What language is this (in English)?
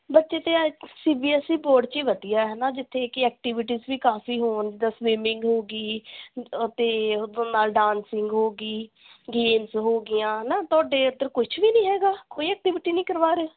Punjabi